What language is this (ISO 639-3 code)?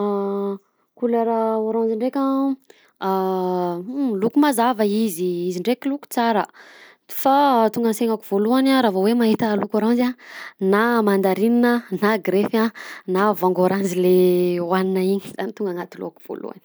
bzc